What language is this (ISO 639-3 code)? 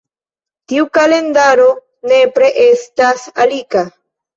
epo